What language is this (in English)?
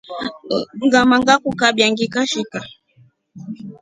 Rombo